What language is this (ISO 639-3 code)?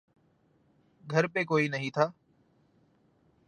urd